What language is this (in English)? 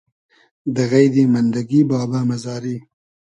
Hazaragi